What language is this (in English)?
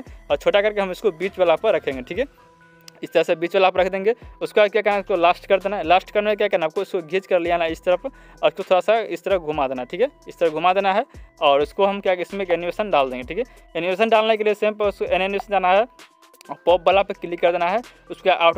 Hindi